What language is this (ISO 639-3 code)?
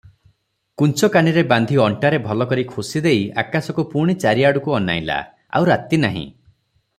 ori